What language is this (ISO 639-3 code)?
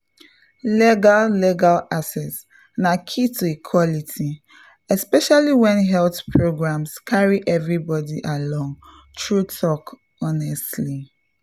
pcm